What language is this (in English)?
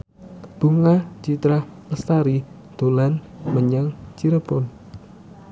Javanese